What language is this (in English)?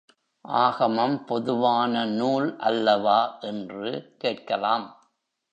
Tamil